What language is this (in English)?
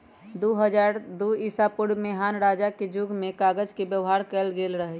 Magahi